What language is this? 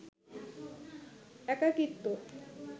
Bangla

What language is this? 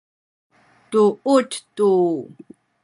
Sakizaya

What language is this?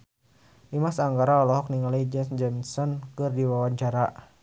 Sundanese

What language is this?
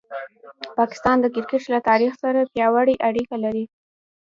Pashto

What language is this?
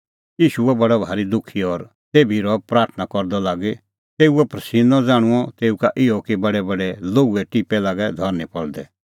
Kullu Pahari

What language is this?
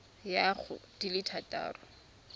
Tswana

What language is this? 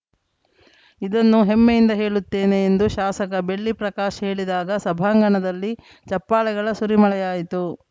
Kannada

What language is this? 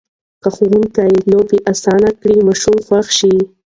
Pashto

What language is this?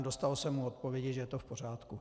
Czech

